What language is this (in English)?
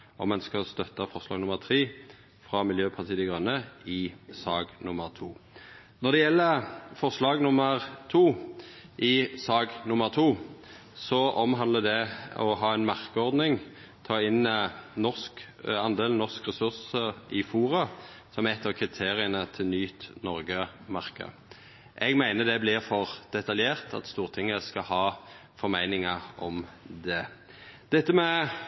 Norwegian Nynorsk